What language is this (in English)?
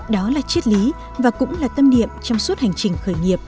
Vietnamese